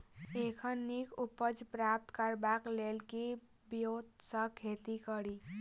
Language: Maithili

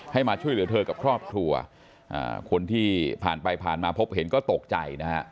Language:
Thai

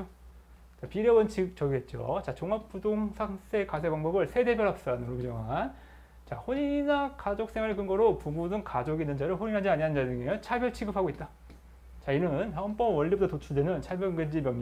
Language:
Korean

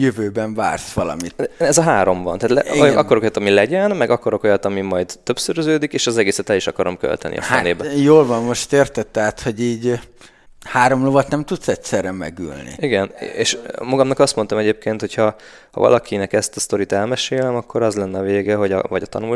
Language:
Hungarian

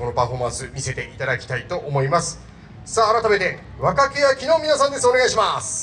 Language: Japanese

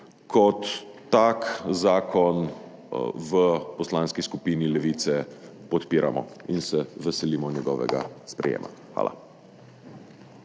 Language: Slovenian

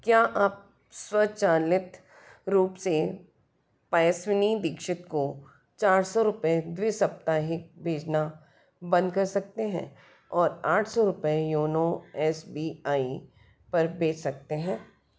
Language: Hindi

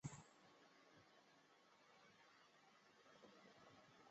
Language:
Chinese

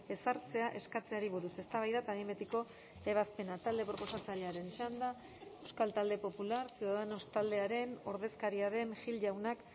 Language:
Basque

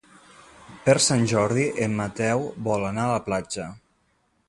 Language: Catalan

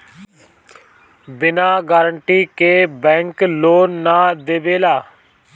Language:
Bhojpuri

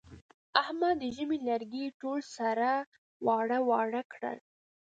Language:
Pashto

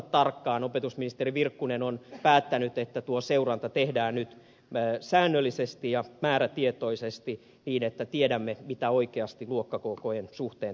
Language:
Finnish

